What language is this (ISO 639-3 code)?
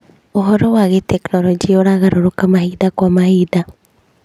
kik